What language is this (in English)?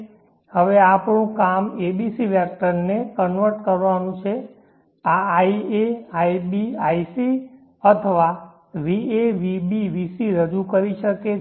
Gujarati